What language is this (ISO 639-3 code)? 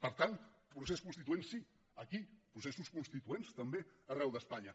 cat